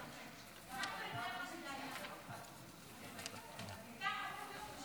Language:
Hebrew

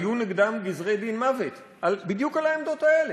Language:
Hebrew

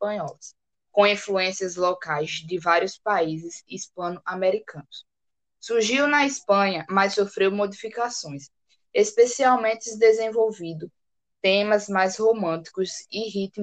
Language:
Portuguese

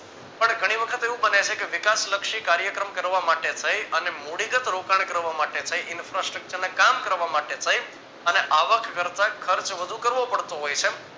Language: Gujarati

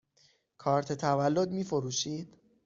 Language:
Persian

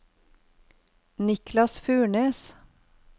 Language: Norwegian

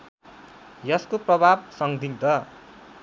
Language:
Nepali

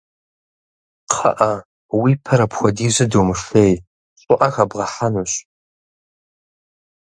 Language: Kabardian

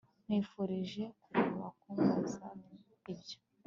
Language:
Kinyarwanda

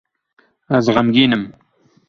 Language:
Kurdish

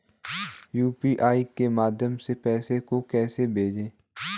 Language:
Hindi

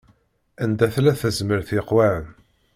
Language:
Kabyle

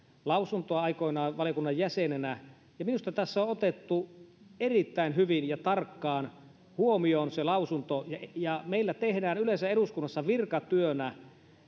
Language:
Finnish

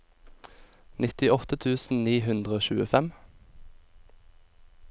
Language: Norwegian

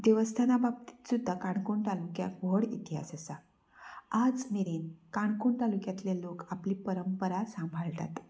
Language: Konkani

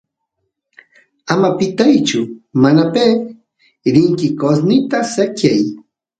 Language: Santiago del Estero Quichua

